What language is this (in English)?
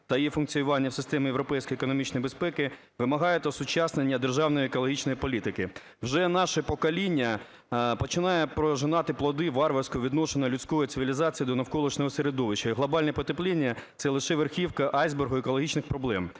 Ukrainian